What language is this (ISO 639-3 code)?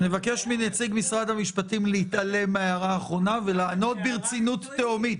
heb